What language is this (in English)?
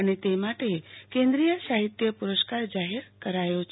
Gujarati